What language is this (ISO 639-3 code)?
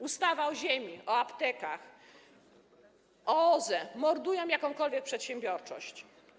pol